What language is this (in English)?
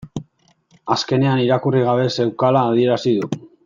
Basque